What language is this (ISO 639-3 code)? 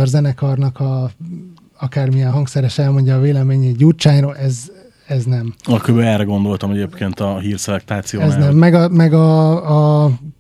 hun